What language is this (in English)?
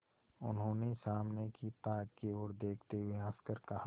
Hindi